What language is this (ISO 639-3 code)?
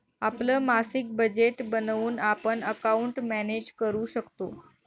mar